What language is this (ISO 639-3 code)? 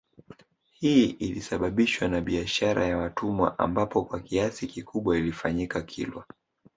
swa